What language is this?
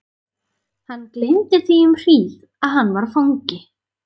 Icelandic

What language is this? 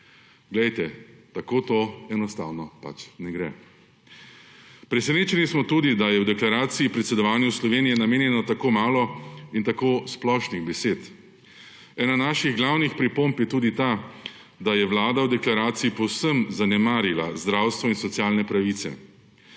Slovenian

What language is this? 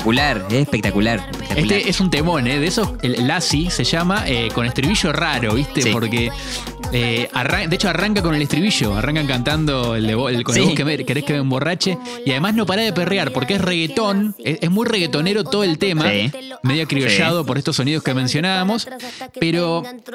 Spanish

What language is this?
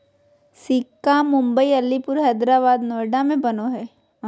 Magahi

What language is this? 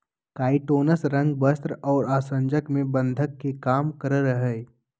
Magahi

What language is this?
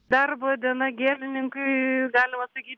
Lithuanian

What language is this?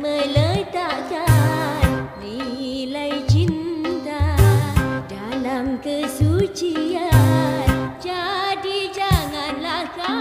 Indonesian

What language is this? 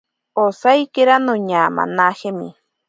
Ashéninka Perené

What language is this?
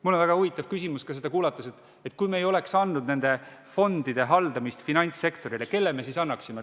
Estonian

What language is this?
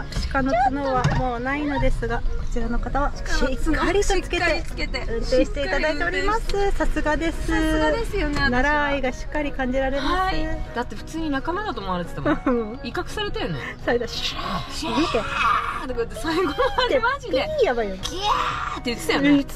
Japanese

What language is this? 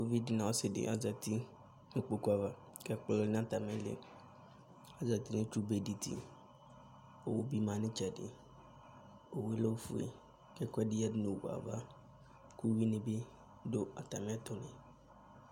Ikposo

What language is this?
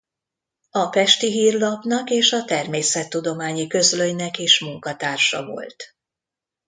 Hungarian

